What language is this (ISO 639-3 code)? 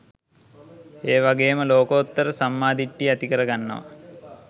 sin